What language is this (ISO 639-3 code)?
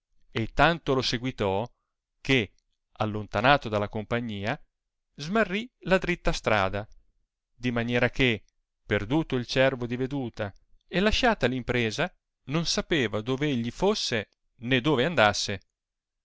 ita